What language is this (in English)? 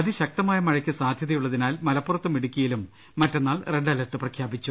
Malayalam